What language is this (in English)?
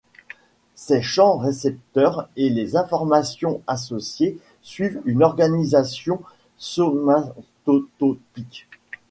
French